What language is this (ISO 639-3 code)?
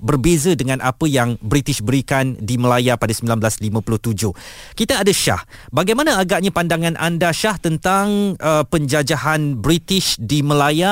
msa